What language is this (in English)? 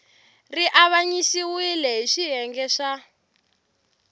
Tsonga